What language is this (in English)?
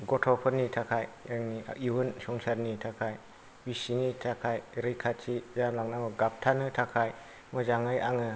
Bodo